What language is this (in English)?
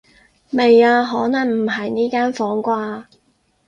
Cantonese